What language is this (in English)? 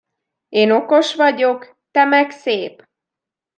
Hungarian